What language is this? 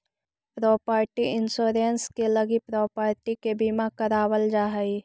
Magahi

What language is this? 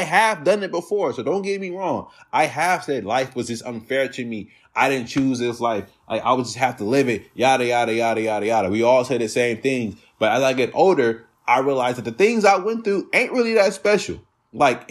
English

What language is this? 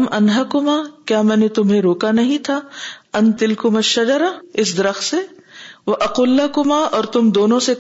Urdu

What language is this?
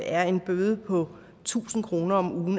Danish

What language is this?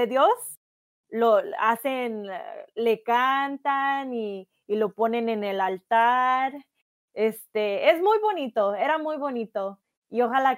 Spanish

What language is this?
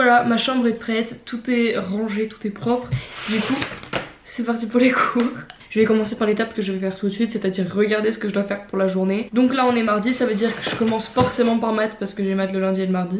French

